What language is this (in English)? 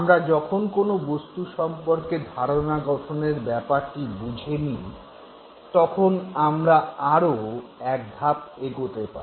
Bangla